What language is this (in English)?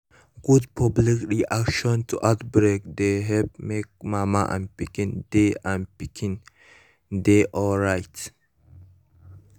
Nigerian Pidgin